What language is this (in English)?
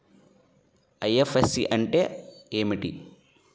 Telugu